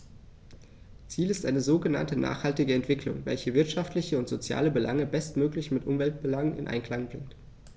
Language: German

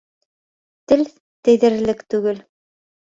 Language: Bashkir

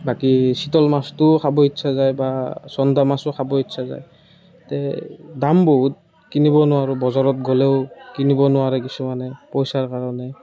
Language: Assamese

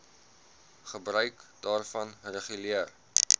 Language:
Afrikaans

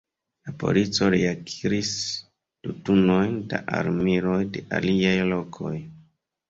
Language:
Esperanto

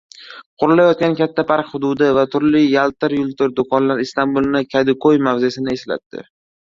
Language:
Uzbek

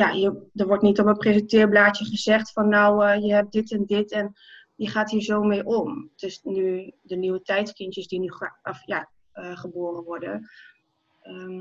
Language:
Dutch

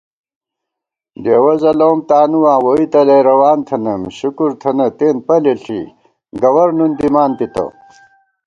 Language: Gawar-Bati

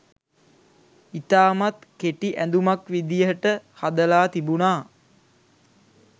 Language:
Sinhala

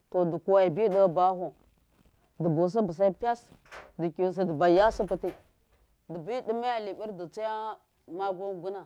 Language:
Miya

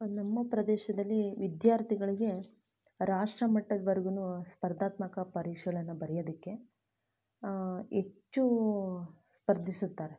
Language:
Kannada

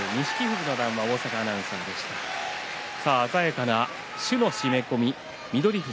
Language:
Japanese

